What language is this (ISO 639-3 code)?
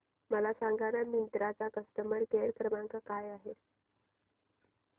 mar